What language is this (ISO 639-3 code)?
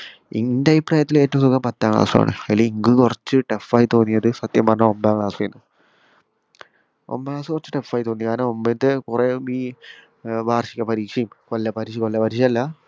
mal